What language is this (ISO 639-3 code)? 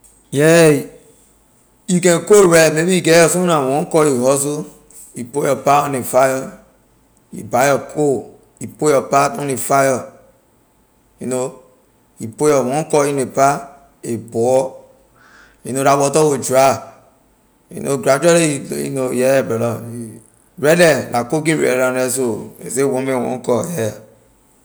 lir